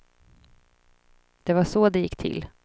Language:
Swedish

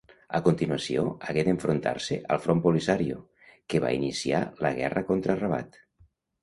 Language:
Catalan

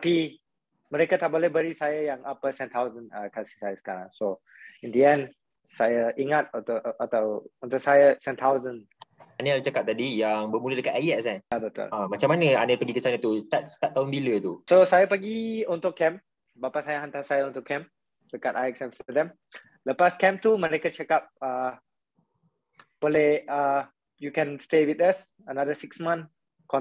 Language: Malay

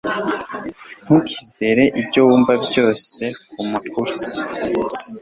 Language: Kinyarwanda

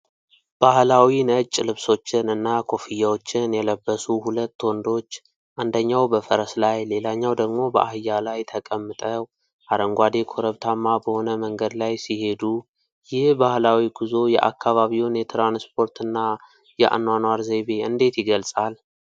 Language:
Amharic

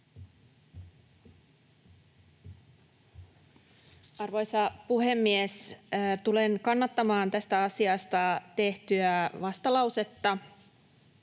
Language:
Finnish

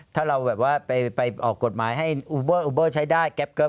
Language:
Thai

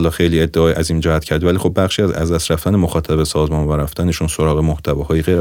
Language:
Persian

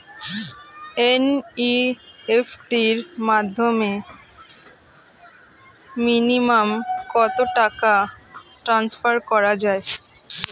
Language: Bangla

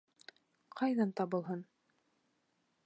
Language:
Bashkir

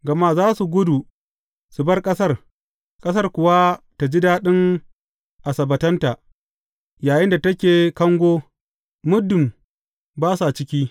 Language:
Hausa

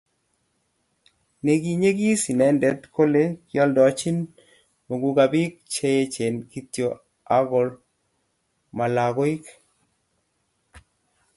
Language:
Kalenjin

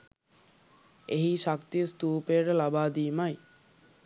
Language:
Sinhala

